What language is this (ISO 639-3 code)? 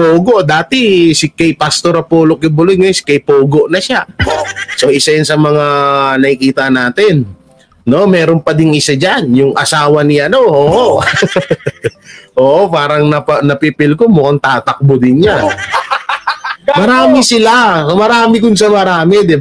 fil